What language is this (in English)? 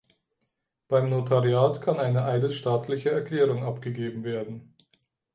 German